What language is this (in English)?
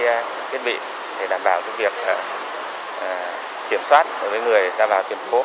Vietnamese